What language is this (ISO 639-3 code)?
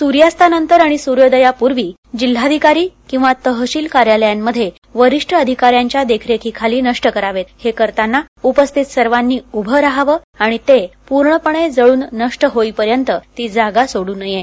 mar